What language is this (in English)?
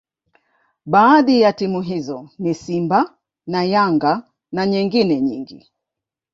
Swahili